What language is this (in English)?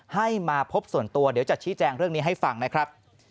Thai